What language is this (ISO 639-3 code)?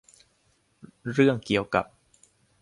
tha